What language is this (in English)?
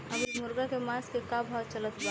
Bhojpuri